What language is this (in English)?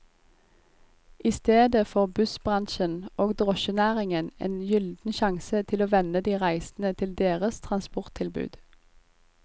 Norwegian